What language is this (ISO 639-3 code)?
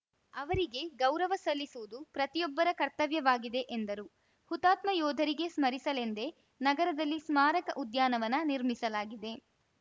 kan